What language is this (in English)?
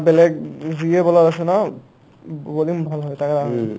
Assamese